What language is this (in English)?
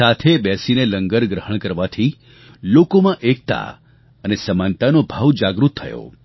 Gujarati